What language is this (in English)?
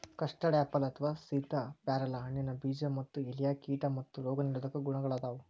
Kannada